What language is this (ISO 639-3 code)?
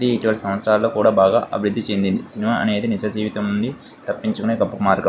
tel